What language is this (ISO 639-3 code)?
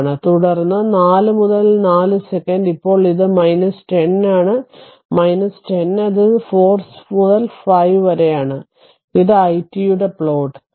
mal